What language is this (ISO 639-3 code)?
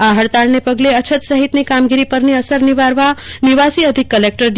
guj